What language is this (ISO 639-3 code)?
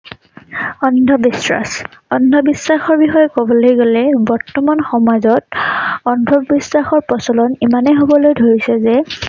asm